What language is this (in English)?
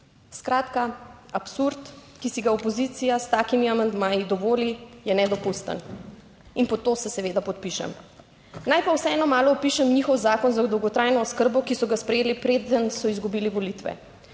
Slovenian